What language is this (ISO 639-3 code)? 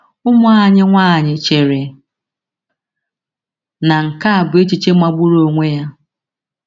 ibo